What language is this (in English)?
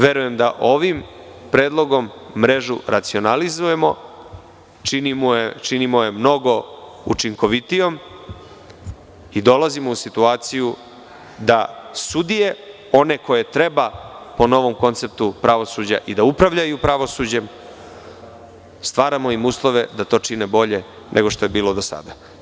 Serbian